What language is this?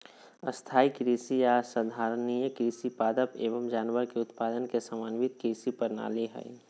Magahi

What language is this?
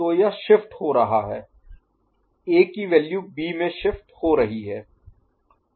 Hindi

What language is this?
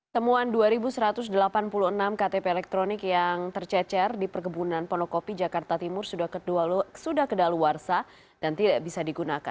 Indonesian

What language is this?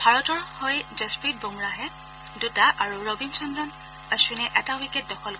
Assamese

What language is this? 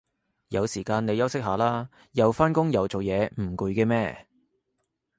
Cantonese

